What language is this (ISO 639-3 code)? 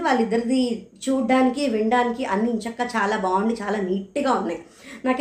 tel